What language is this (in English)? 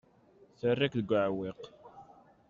Kabyle